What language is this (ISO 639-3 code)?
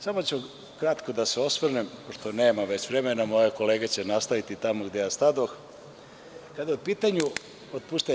srp